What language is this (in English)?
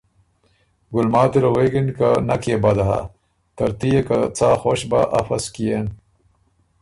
Ormuri